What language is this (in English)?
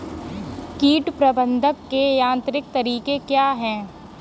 Hindi